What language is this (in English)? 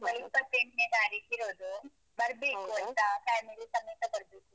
Kannada